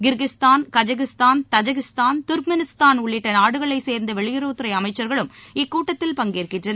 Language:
Tamil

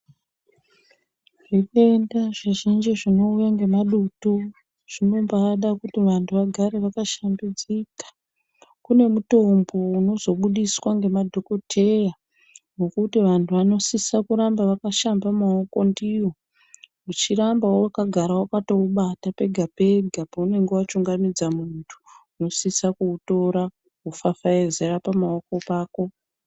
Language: Ndau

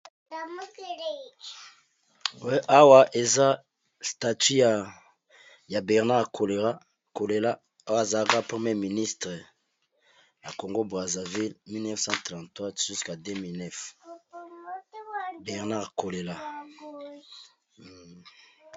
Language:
Lingala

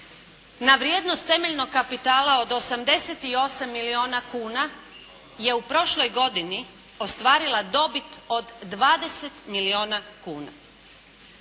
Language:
Croatian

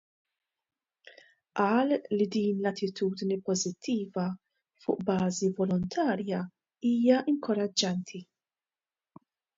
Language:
Maltese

